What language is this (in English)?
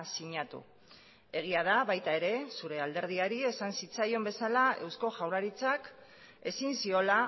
Basque